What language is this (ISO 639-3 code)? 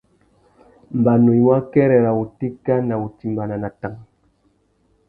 bag